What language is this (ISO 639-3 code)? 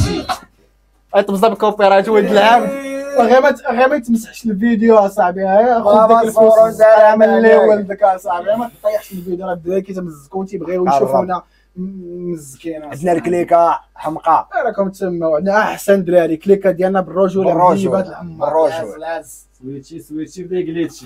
ara